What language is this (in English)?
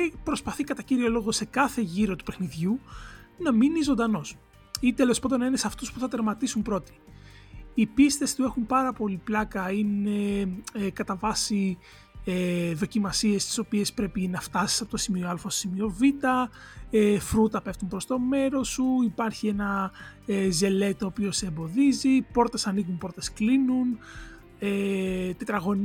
Greek